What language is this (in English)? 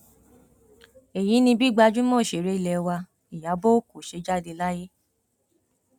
Yoruba